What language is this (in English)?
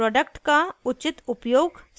Hindi